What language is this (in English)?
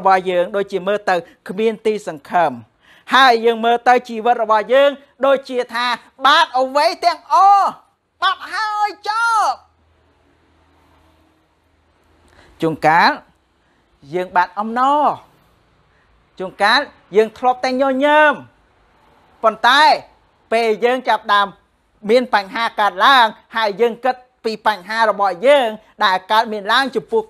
Thai